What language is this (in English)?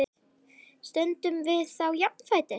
Icelandic